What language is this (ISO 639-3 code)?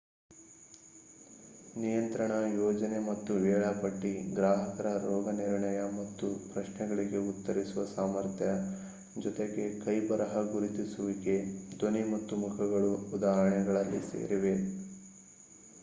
kan